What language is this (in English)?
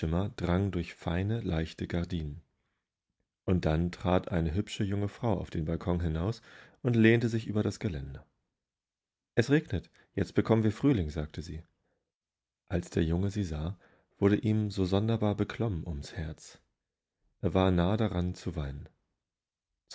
German